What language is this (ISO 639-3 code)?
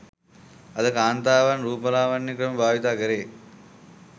sin